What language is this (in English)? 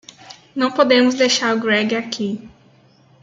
Portuguese